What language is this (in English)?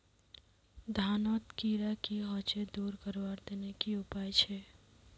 Magahi